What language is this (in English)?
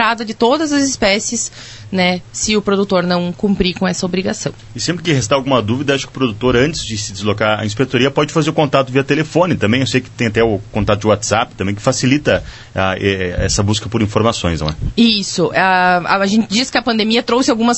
Portuguese